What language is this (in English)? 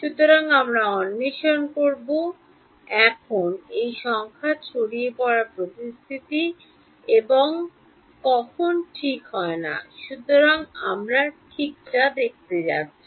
Bangla